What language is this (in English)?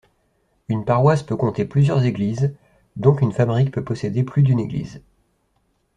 French